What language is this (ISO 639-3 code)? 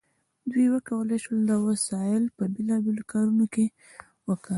pus